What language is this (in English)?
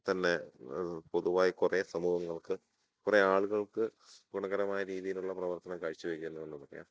Malayalam